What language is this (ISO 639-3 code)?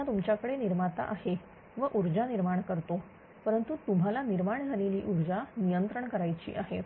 mar